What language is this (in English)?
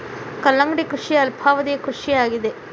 Kannada